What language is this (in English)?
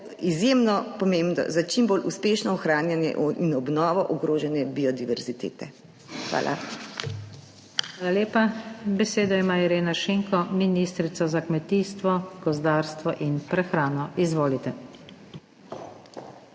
Slovenian